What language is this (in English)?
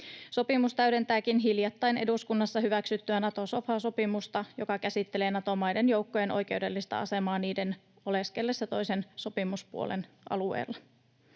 Finnish